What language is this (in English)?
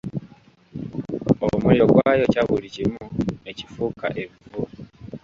Ganda